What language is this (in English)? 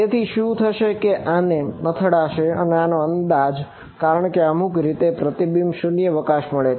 Gujarati